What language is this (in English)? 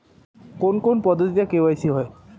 Bangla